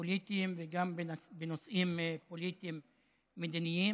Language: Hebrew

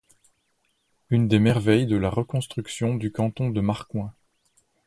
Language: French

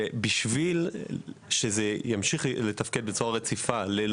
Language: Hebrew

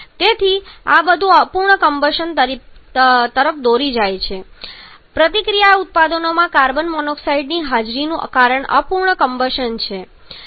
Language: Gujarati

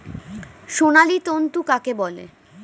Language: Bangla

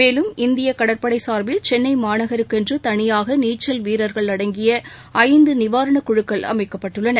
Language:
Tamil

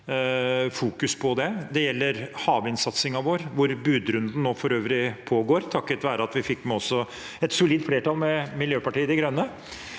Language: Norwegian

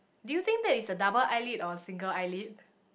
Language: English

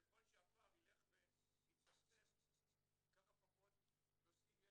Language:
Hebrew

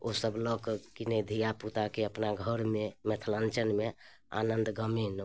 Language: Maithili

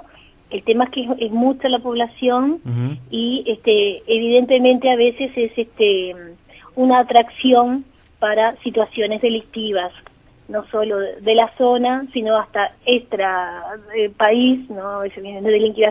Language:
Spanish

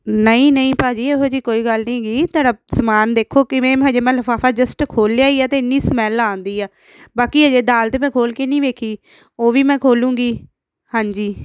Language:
Punjabi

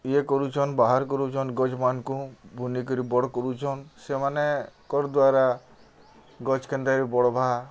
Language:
Odia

